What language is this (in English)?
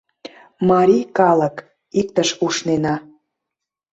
Mari